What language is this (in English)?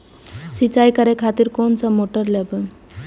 Maithili